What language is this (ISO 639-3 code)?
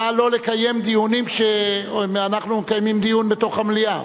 heb